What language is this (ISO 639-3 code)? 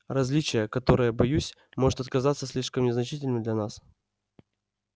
rus